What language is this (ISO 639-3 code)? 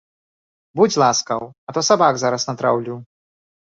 bel